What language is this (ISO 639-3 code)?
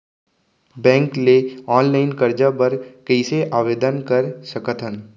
hne